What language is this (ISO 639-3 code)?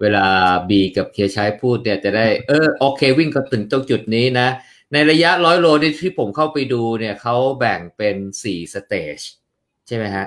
tha